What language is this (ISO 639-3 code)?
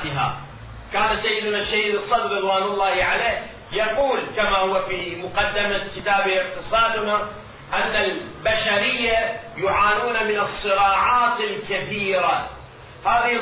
ara